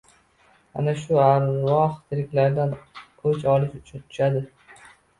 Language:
Uzbek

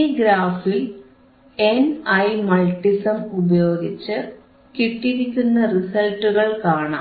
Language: Malayalam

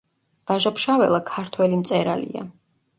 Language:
Georgian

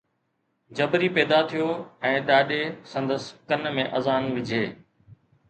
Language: Sindhi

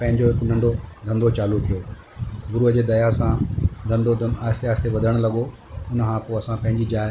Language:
Sindhi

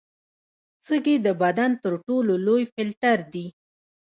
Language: Pashto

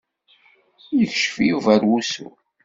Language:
Kabyle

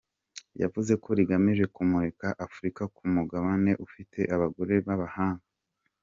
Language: Kinyarwanda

